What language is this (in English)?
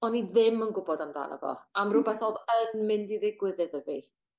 Welsh